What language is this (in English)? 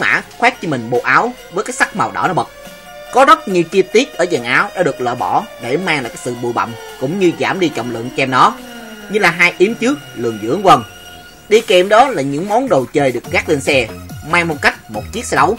Vietnamese